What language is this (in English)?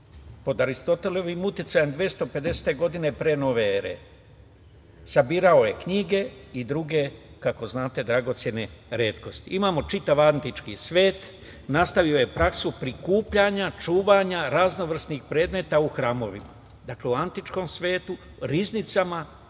Serbian